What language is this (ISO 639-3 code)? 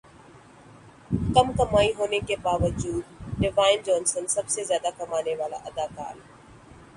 urd